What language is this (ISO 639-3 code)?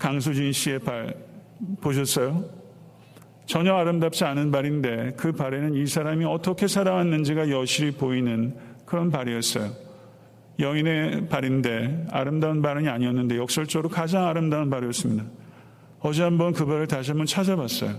kor